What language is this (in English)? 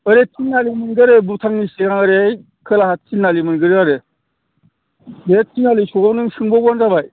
Bodo